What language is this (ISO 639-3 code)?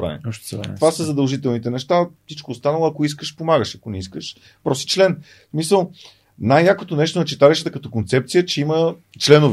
bul